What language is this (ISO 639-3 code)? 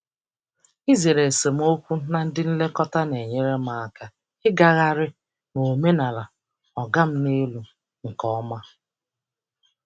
ibo